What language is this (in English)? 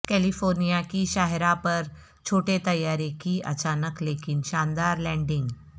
Urdu